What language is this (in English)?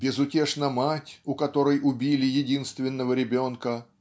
Russian